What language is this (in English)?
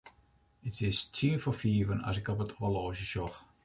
Western Frisian